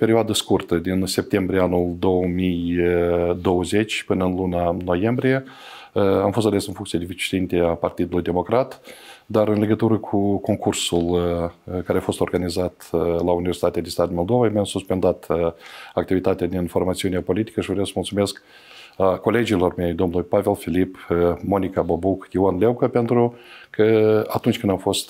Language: Romanian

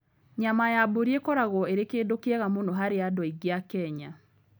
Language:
Kikuyu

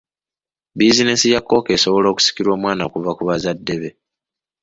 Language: Ganda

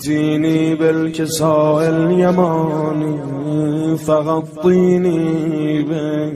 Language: Arabic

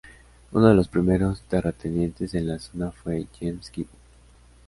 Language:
Spanish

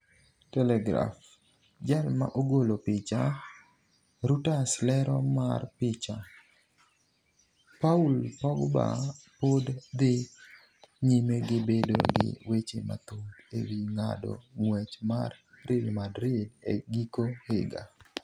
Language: Luo (Kenya and Tanzania)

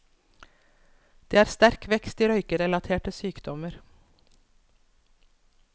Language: Norwegian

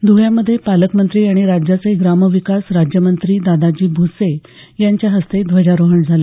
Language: Marathi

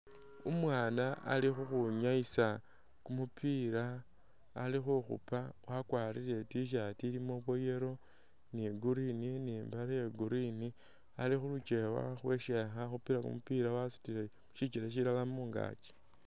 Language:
Masaaba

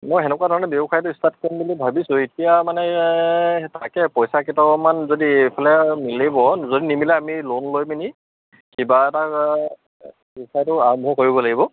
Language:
Assamese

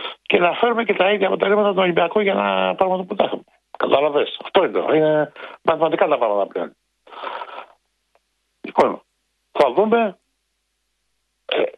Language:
Greek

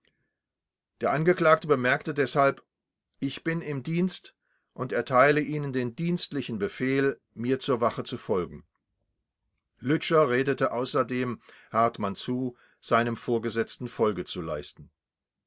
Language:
German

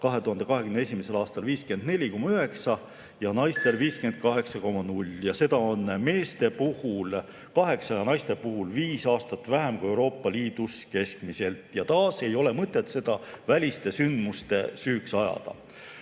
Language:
Estonian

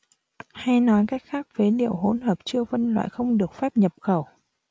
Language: Vietnamese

